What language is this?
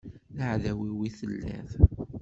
Kabyle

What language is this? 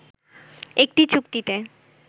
Bangla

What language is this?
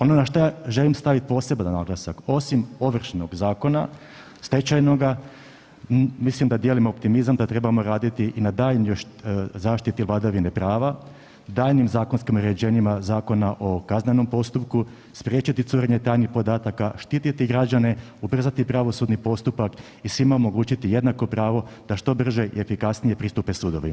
Croatian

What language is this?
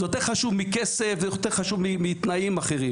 Hebrew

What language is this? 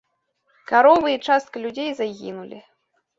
Belarusian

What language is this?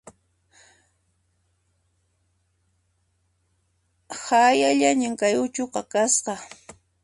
Puno Quechua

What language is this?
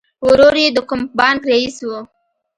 Pashto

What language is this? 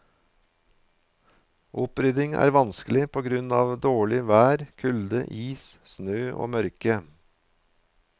Norwegian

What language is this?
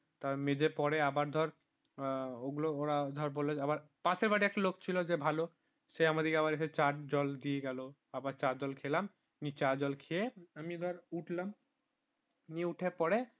Bangla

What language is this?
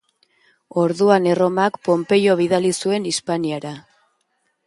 Basque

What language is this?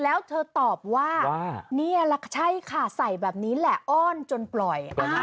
Thai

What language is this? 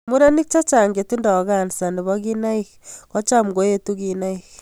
Kalenjin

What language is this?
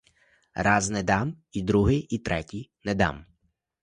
Ukrainian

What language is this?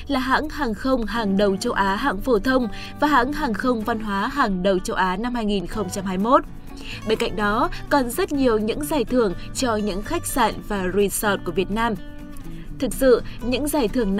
Vietnamese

